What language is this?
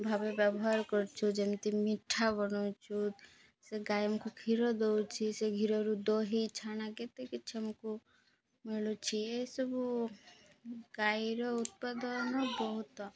Odia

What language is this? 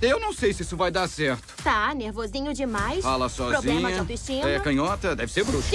Portuguese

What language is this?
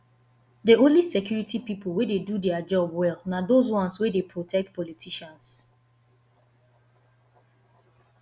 Nigerian Pidgin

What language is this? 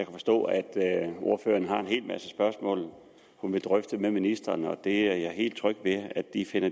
Danish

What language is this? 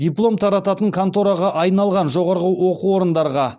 Kazakh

